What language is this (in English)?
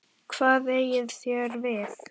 Icelandic